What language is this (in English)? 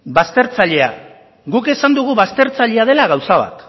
Basque